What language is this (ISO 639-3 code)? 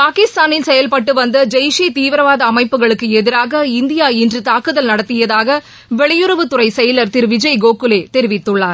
tam